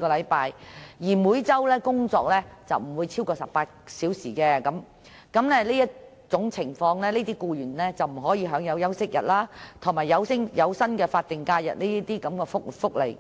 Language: Cantonese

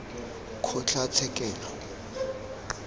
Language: Tswana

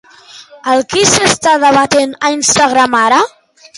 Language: Catalan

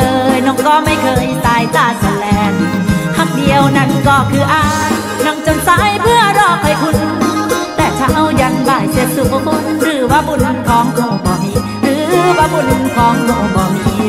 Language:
Thai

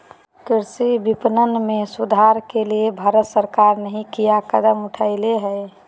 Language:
Magahi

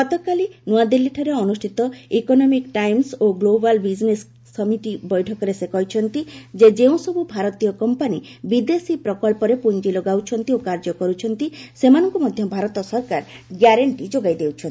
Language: Odia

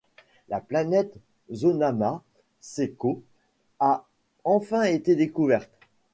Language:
French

